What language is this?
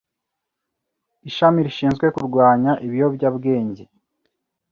Kinyarwanda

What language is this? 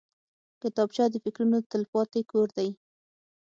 Pashto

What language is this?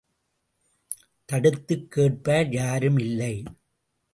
Tamil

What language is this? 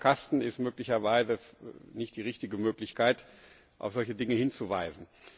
German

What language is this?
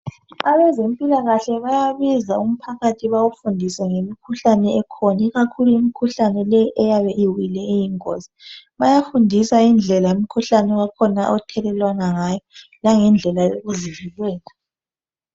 North Ndebele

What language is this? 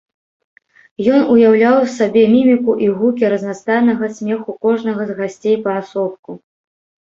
Belarusian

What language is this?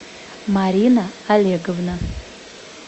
Russian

